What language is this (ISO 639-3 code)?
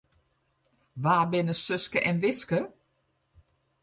fry